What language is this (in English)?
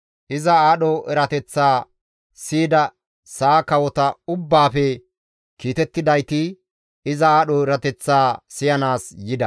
Gamo